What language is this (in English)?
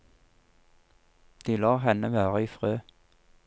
Norwegian